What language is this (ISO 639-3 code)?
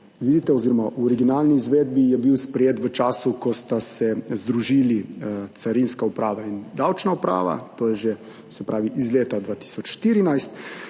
slv